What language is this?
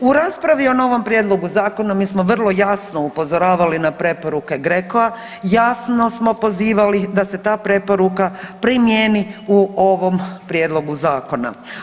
Croatian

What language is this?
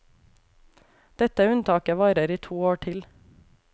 Norwegian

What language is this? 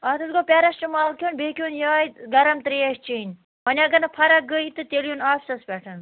Kashmiri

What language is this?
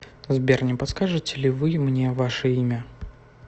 Russian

